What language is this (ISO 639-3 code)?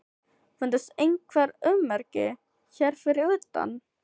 isl